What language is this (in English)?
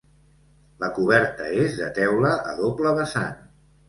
Catalan